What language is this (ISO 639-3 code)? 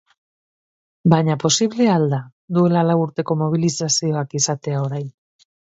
eus